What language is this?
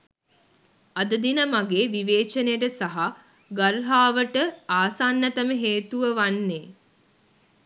Sinhala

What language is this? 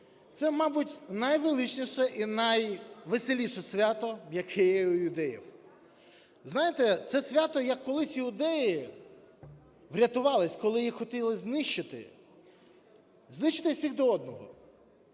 Ukrainian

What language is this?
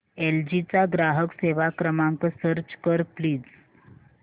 Marathi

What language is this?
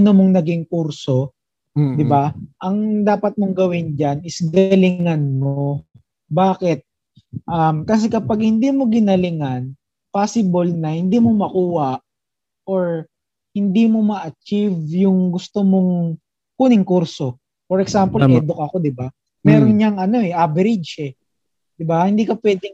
Filipino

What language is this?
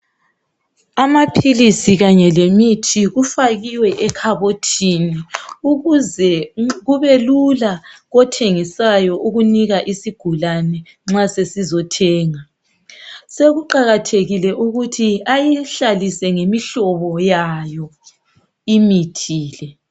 North Ndebele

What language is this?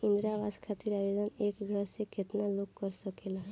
Bhojpuri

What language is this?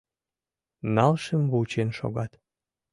Mari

